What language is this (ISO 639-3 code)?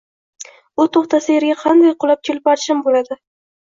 uzb